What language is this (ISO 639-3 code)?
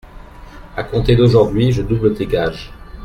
fra